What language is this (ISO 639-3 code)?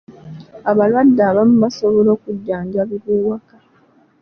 lug